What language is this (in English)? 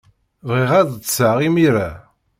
Kabyle